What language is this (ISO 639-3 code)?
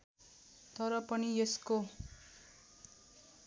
nep